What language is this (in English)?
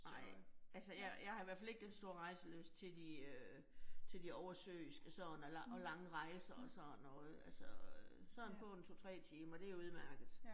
Danish